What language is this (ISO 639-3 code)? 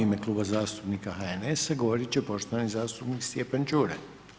hrv